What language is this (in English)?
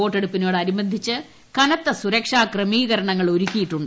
Malayalam